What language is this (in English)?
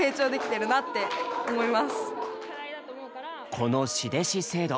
Japanese